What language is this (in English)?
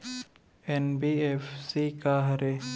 Chhattisgarhi